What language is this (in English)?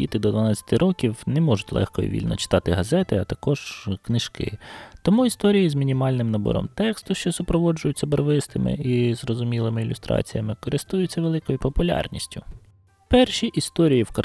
Ukrainian